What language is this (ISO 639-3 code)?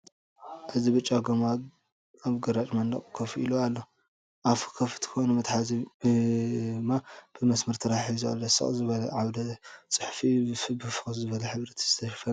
tir